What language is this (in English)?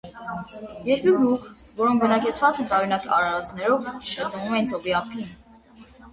Armenian